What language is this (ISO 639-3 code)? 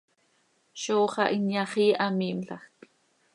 sei